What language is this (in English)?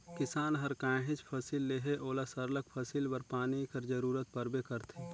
Chhattisgarhi